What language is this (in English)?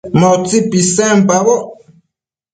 Matsés